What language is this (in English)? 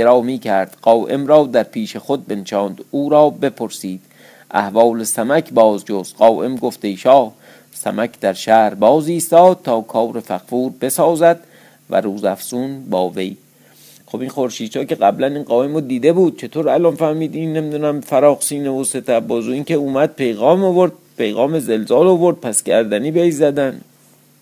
Persian